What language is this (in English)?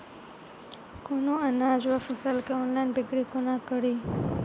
Maithili